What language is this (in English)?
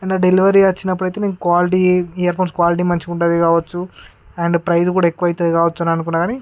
Telugu